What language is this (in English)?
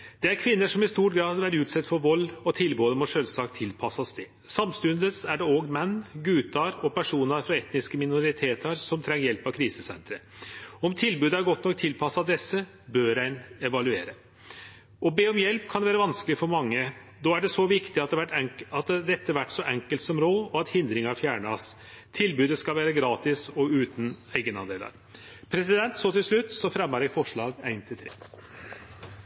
Norwegian